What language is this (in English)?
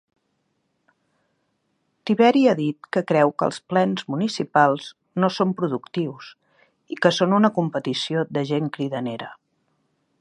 Catalan